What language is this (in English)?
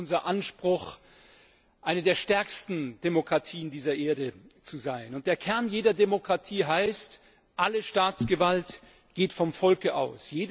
German